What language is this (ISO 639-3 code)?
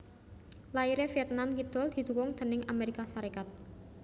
jav